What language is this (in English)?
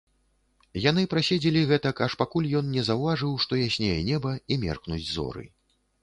Belarusian